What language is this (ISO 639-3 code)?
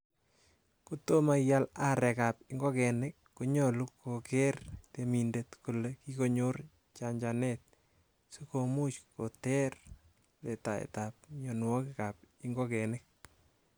kln